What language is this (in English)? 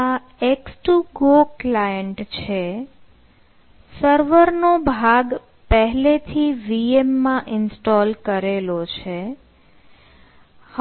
Gujarati